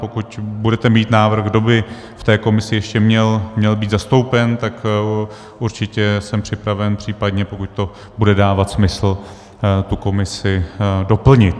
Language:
Czech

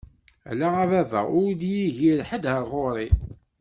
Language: Kabyle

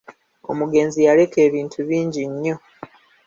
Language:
Ganda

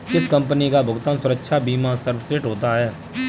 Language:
Hindi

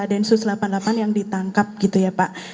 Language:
Indonesian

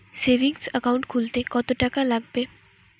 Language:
Bangla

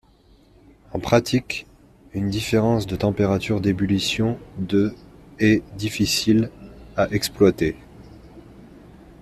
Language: French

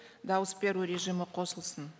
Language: Kazakh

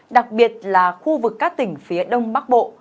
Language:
Vietnamese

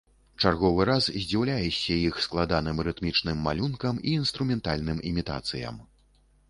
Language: Belarusian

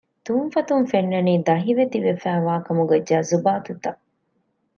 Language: Divehi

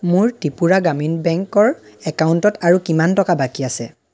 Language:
Assamese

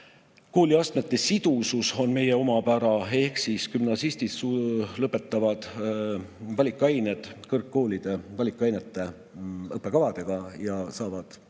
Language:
Estonian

